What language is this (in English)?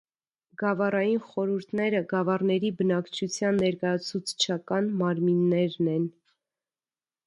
Armenian